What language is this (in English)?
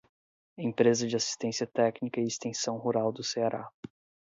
Portuguese